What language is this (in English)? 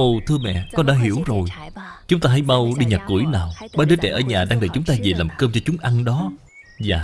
Vietnamese